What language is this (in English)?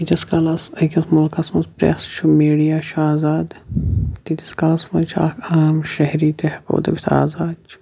Kashmiri